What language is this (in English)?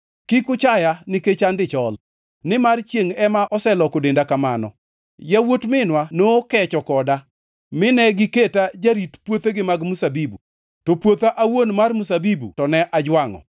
Luo (Kenya and Tanzania)